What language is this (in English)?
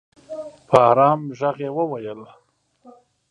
Pashto